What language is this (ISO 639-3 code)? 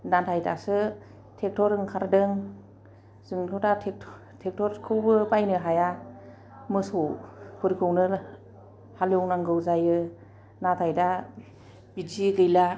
brx